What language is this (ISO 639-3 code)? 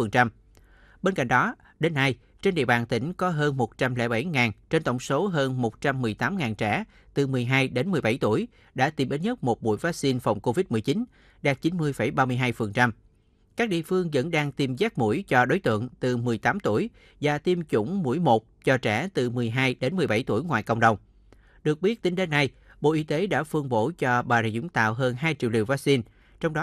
vie